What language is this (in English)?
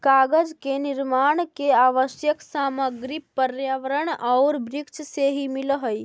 Magahi